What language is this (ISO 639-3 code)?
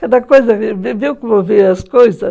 por